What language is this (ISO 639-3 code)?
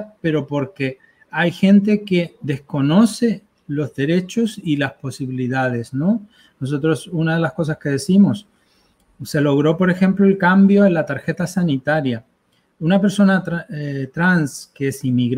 spa